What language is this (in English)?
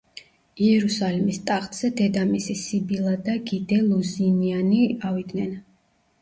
Georgian